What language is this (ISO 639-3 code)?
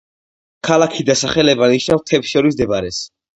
kat